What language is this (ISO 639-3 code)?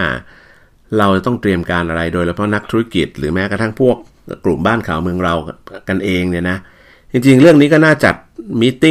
tha